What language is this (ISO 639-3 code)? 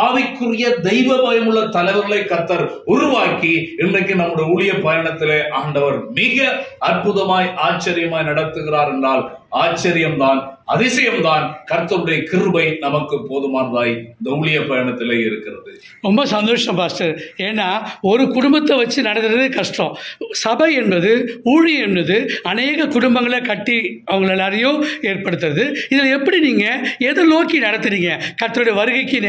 ron